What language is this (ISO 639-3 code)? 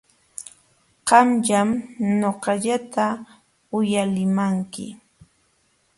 qxw